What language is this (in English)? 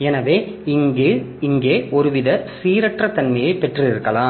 Tamil